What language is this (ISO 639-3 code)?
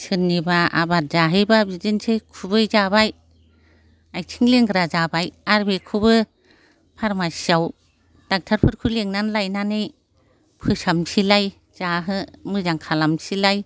brx